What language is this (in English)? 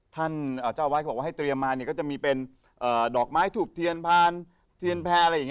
Thai